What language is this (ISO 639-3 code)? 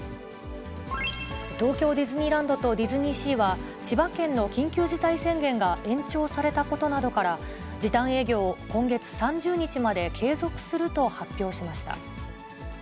jpn